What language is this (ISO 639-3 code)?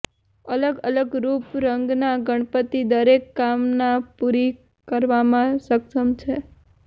guj